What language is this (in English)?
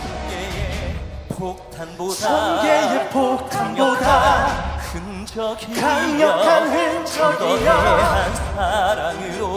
Korean